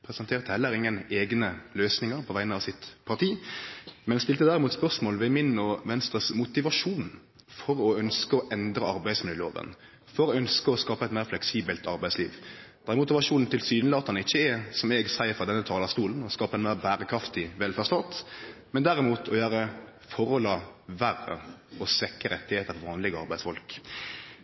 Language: Norwegian Nynorsk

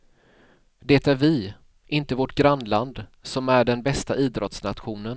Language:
Swedish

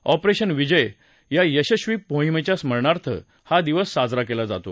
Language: Marathi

